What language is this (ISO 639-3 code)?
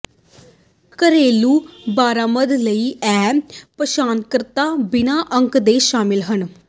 pan